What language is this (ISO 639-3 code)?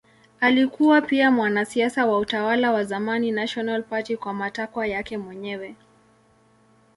swa